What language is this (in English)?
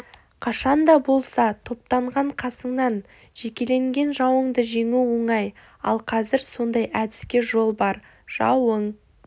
Kazakh